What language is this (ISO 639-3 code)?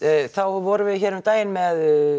isl